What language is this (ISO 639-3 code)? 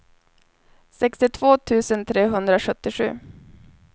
swe